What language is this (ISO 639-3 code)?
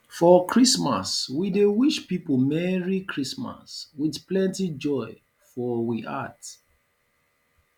pcm